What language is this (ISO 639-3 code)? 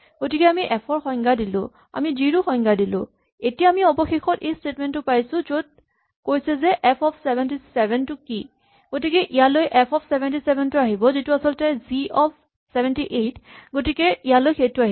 asm